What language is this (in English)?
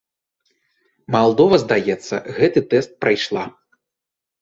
Belarusian